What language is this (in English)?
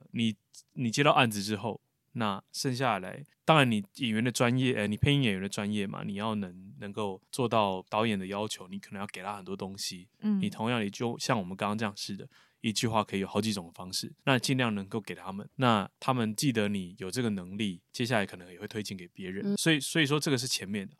Chinese